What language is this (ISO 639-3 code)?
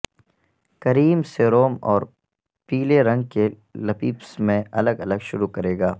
urd